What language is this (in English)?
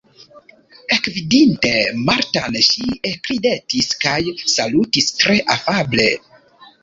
Esperanto